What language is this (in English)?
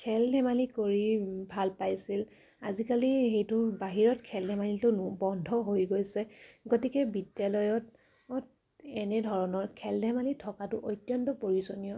Assamese